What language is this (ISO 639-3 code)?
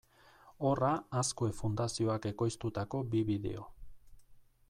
eus